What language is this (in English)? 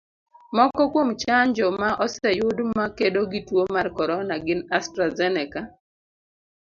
Luo (Kenya and Tanzania)